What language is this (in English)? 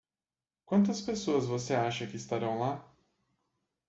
Portuguese